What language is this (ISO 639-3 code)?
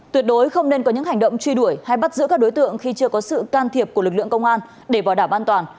vie